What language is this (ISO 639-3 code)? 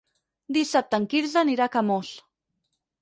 cat